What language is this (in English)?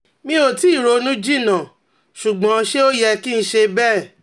Yoruba